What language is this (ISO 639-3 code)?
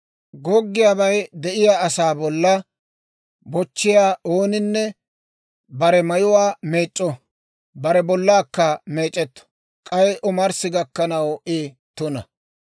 dwr